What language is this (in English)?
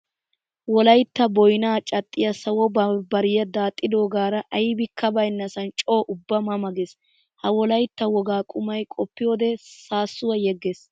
Wolaytta